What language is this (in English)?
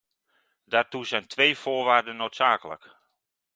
Dutch